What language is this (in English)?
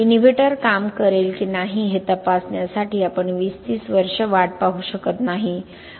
Marathi